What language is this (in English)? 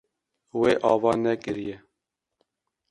Kurdish